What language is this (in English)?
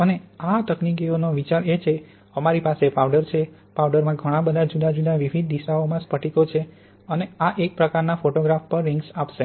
Gujarati